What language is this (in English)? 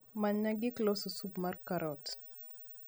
Luo (Kenya and Tanzania)